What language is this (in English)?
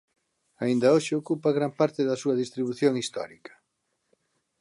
Galician